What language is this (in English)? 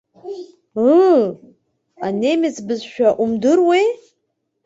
Abkhazian